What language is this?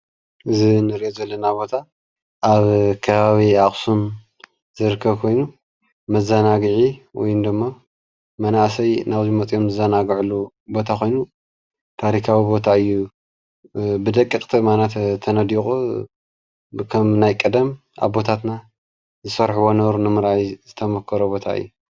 Tigrinya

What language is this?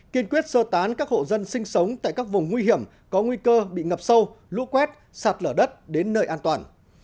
Vietnamese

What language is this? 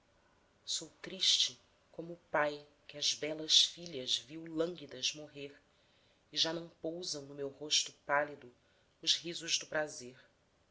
Portuguese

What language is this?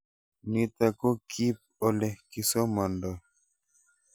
Kalenjin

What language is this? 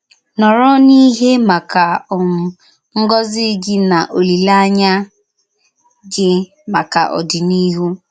Igbo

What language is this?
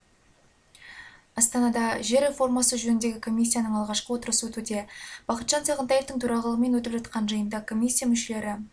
Kazakh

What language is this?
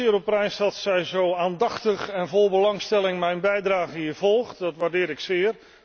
Dutch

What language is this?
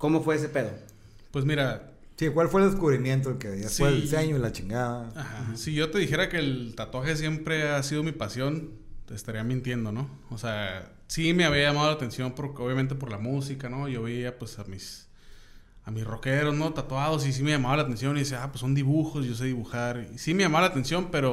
Spanish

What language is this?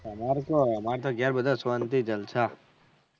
Gujarati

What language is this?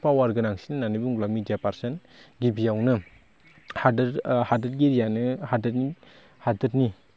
Bodo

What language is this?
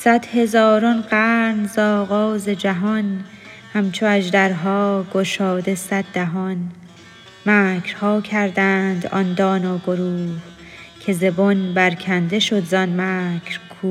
Persian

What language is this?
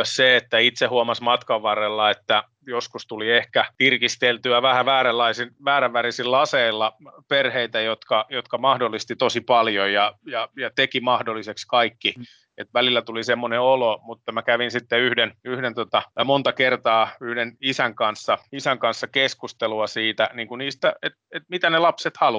Finnish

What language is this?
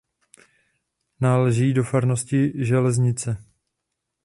Czech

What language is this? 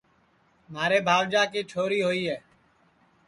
Sansi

